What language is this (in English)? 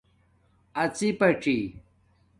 Domaaki